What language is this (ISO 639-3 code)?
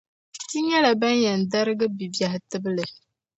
dag